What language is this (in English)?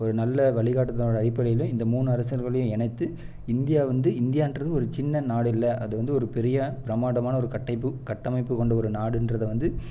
Tamil